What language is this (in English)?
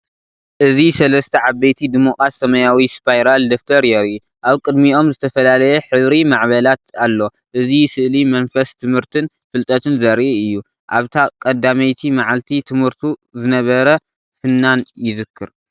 Tigrinya